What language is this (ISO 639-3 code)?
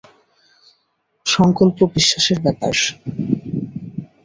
ben